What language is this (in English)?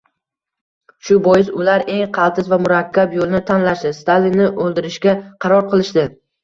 Uzbek